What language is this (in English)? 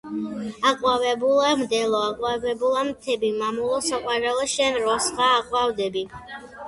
Georgian